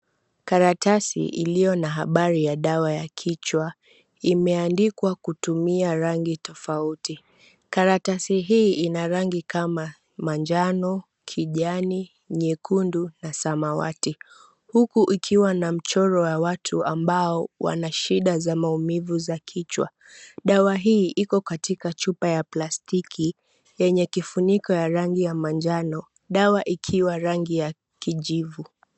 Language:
Swahili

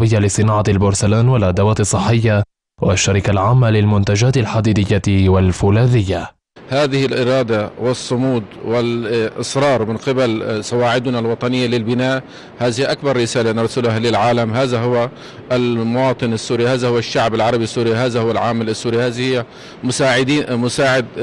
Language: Arabic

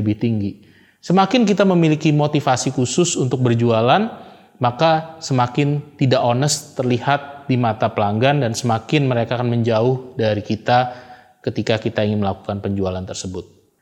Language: Indonesian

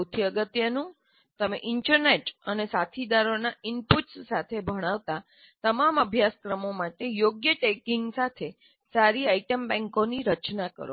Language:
Gujarati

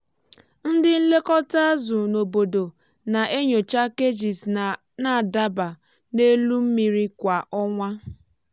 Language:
Igbo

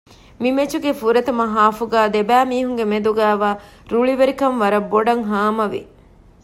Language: Divehi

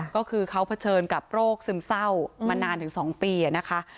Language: Thai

